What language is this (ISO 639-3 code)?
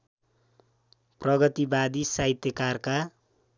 nep